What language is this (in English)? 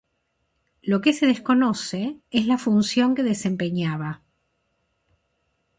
Spanish